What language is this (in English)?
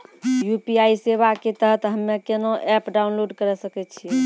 Maithili